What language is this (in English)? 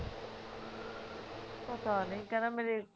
Punjabi